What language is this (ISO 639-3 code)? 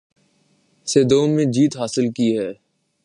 urd